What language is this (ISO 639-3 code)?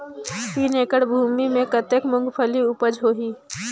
hne